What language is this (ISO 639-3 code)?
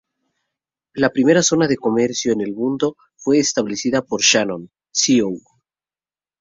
spa